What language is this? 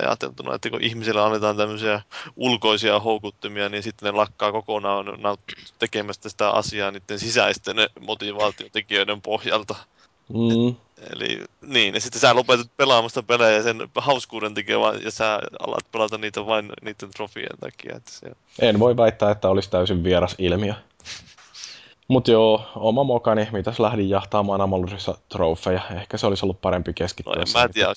Finnish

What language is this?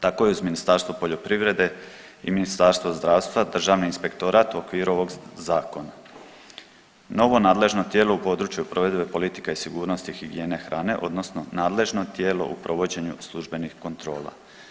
Croatian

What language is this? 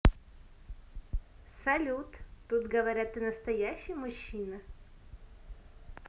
Russian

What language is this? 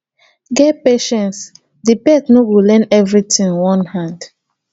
Nigerian Pidgin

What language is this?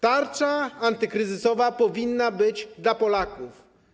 Polish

